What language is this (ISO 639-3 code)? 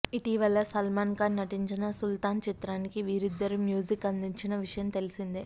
tel